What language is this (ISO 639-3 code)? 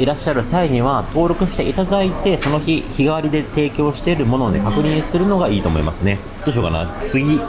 jpn